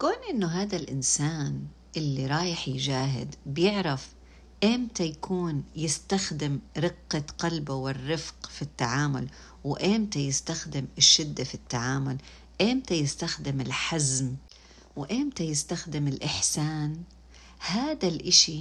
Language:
Arabic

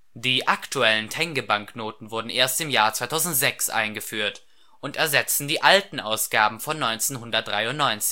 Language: German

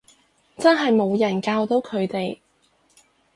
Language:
Cantonese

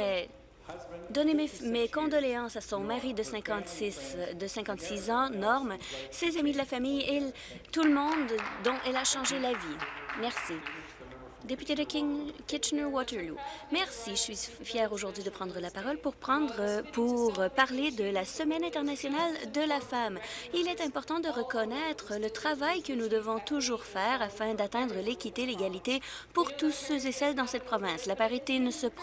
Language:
French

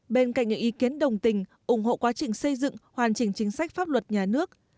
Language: Vietnamese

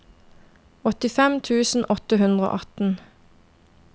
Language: Norwegian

